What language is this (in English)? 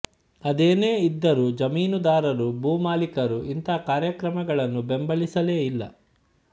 Kannada